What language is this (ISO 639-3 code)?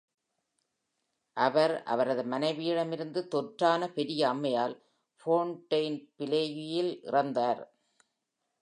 tam